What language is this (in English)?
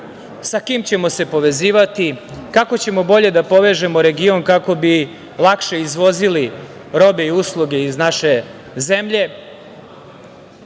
Serbian